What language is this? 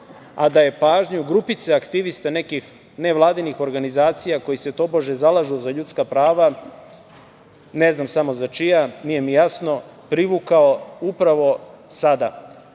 Serbian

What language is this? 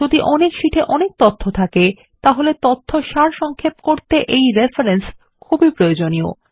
Bangla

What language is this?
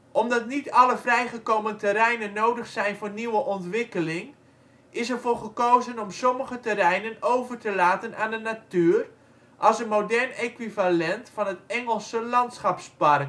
Dutch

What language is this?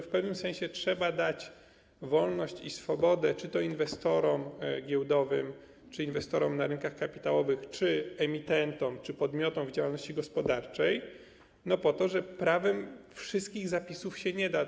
Polish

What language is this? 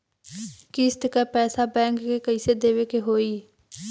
Bhojpuri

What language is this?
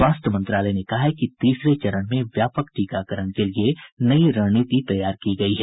Hindi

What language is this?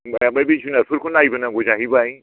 Bodo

